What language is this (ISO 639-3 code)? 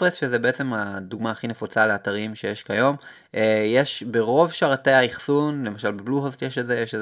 heb